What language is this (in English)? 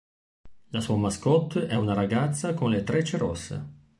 Italian